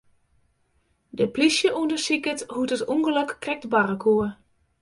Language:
Western Frisian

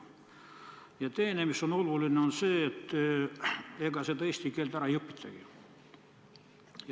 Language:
Estonian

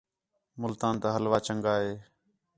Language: Khetrani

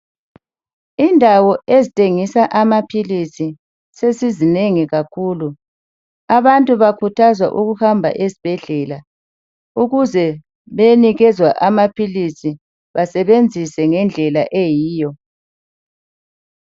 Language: North Ndebele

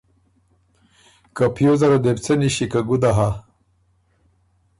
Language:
Ormuri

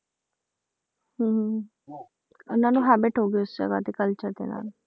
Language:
Punjabi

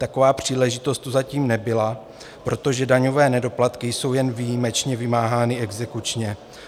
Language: Czech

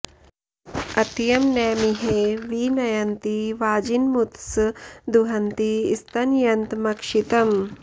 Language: Sanskrit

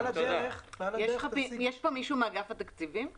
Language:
Hebrew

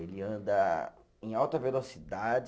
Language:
Portuguese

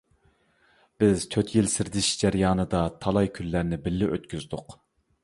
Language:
Uyghur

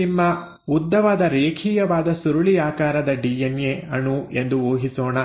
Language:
Kannada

